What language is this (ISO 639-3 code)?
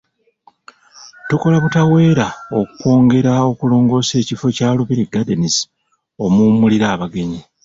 lug